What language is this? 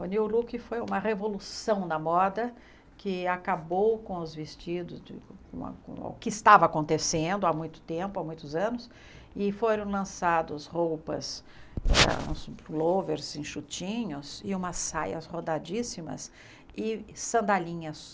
Portuguese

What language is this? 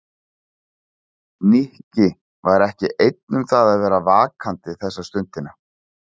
Icelandic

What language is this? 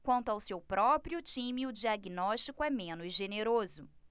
Portuguese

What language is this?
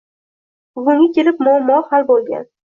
Uzbek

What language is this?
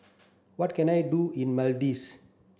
English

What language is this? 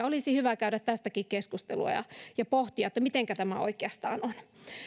Finnish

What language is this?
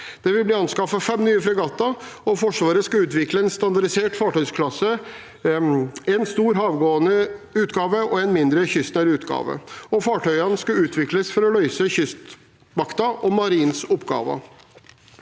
Norwegian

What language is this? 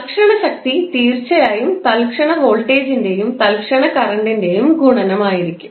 Malayalam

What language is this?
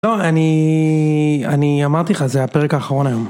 Hebrew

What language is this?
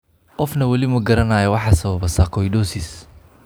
Somali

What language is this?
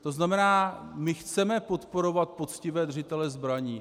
Czech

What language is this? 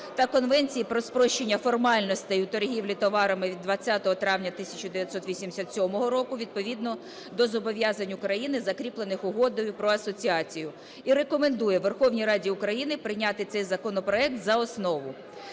Ukrainian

